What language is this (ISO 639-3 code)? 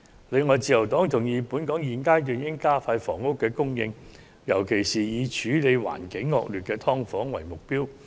yue